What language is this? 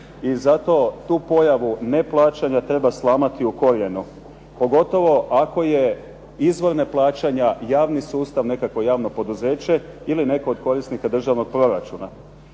Croatian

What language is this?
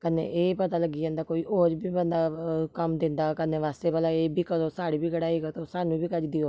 Dogri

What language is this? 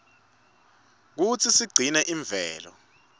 Swati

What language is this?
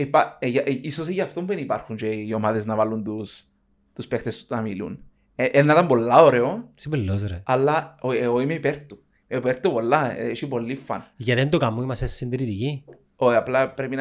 Greek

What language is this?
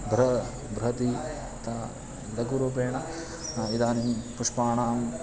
Sanskrit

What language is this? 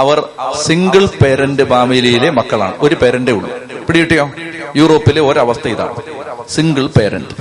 Malayalam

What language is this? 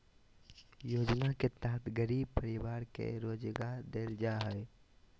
Magahi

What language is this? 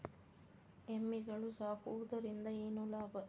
Kannada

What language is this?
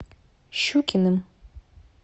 Russian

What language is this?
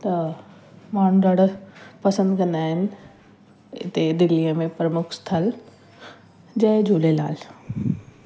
Sindhi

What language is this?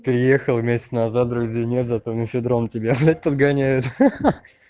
Russian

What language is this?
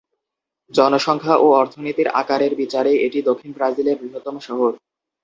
Bangla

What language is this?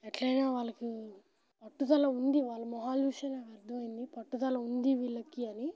Telugu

